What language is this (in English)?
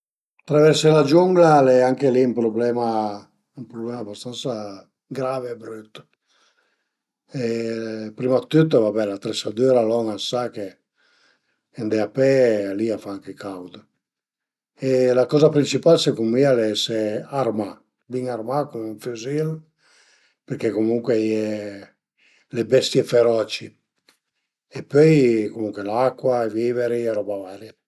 Piedmontese